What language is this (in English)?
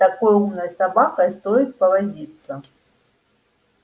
Russian